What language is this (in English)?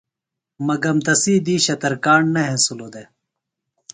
Phalura